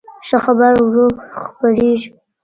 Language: Pashto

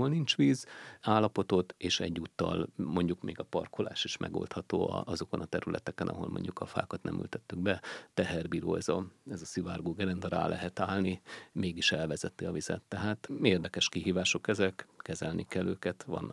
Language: Hungarian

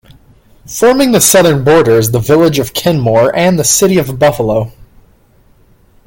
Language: English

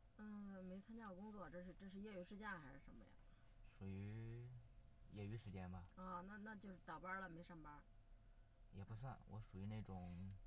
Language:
Chinese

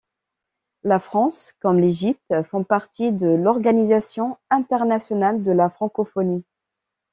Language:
French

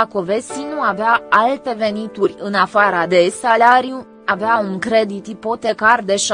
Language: Romanian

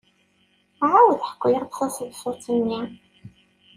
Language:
Kabyle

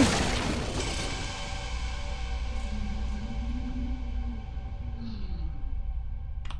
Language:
Turkish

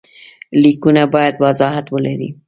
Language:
Pashto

